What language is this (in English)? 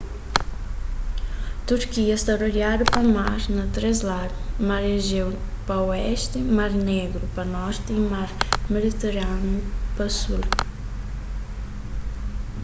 Kabuverdianu